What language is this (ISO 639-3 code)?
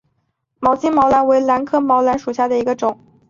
zho